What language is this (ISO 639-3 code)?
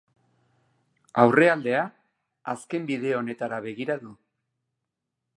eus